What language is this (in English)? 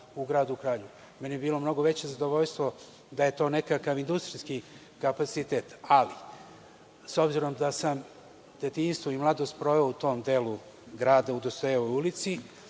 Serbian